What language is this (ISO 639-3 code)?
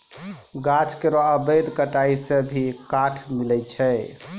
mai